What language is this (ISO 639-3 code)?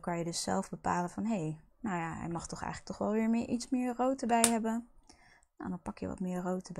nld